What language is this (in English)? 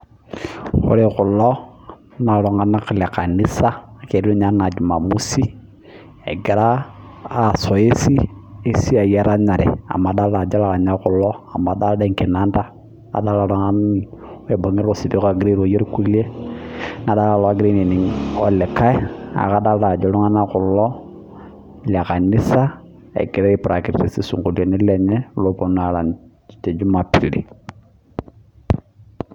Masai